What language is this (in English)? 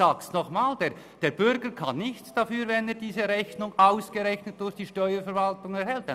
Swiss German